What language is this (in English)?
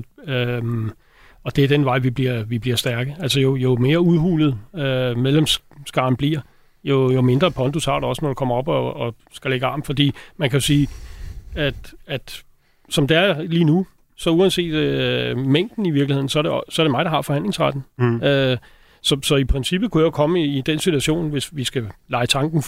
Danish